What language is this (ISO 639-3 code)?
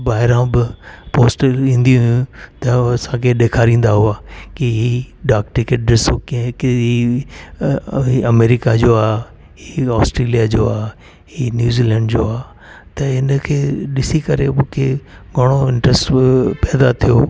snd